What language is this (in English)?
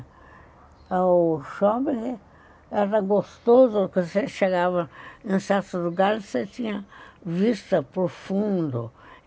Portuguese